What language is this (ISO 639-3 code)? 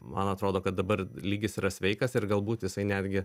lit